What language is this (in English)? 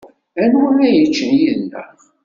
Kabyle